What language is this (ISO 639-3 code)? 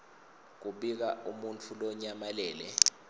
ssw